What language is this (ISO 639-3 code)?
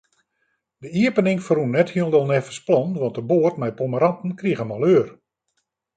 fry